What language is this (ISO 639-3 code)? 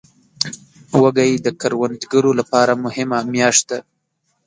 pus